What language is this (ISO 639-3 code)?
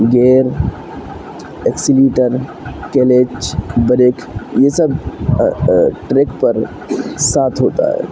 urd